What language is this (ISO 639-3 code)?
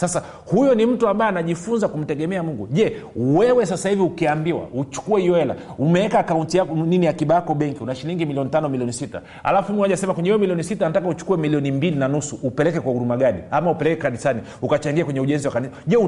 swa